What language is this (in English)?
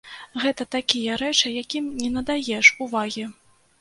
Belarusian